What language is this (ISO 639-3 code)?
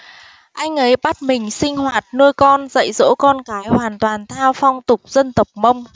vie